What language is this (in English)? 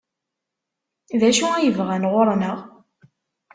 Kabyle